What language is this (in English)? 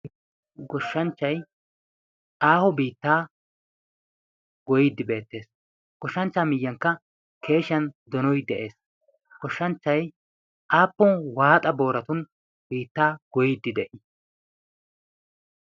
Wolaytta